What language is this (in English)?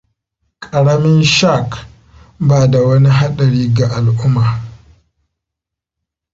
Hausa